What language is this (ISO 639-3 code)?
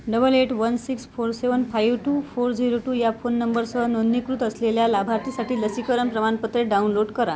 mar